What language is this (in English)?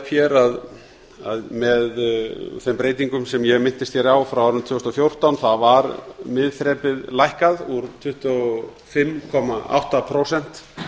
Icelandic